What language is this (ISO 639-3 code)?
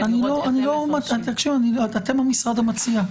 heb